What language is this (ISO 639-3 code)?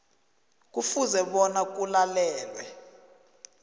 nbl